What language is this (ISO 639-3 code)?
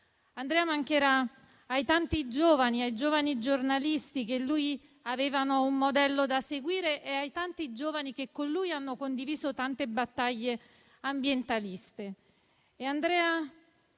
ita